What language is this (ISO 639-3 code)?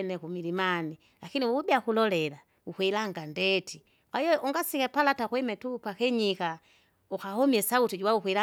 zga